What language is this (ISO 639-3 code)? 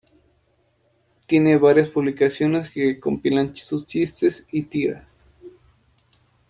spa